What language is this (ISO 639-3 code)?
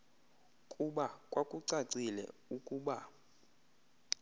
xho